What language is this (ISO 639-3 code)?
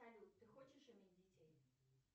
rus